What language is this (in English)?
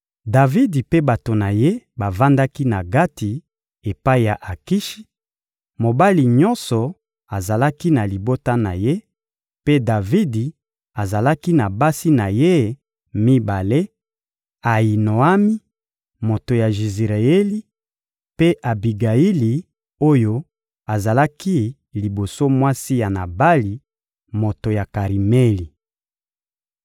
Lingala